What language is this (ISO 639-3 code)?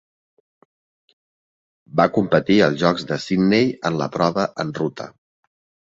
cat